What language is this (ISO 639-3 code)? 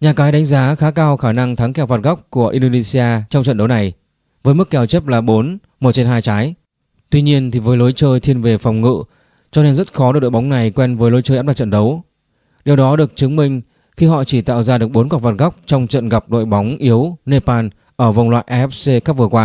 vie